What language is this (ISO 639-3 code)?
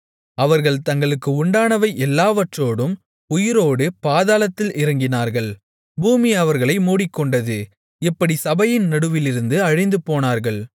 tam